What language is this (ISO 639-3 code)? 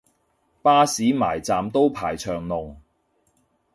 yue